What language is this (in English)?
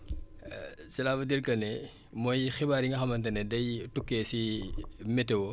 Wolof